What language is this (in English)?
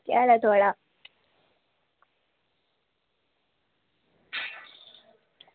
Dogri